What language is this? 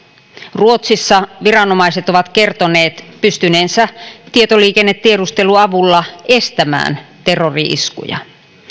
Finnish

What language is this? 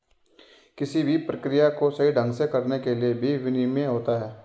Hindi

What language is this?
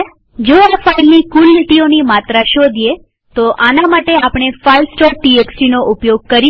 Gujarati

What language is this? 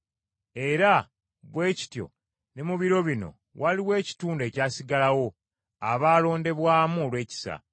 Ganda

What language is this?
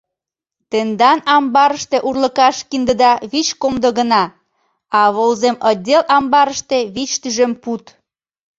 Mari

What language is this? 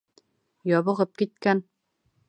Bashkir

